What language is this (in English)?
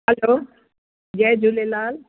Sindhi